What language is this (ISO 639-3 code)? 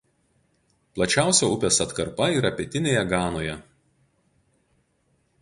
lit